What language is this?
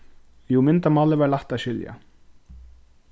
Faroese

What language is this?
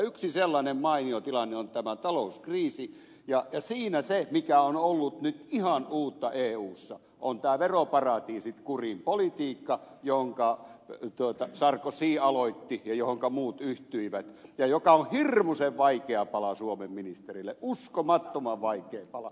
Finnish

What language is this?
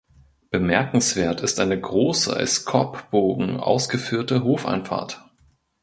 German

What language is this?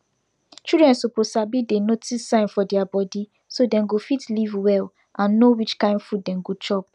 Nigerian Pidgin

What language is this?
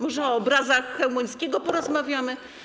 Polish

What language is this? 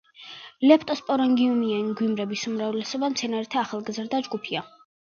Georgian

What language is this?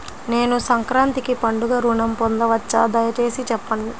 Telugu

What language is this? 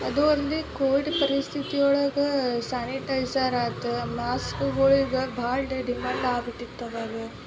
Kannada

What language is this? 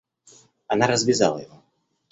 Russian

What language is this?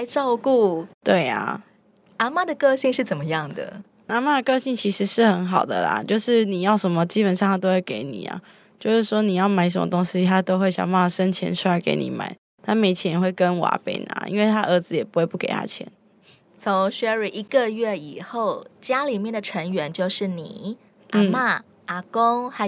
Chinese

